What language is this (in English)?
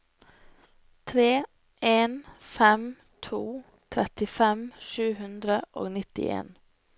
Norwegian